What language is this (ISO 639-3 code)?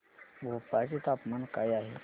mar